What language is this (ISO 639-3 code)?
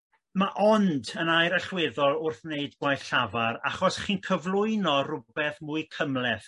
cym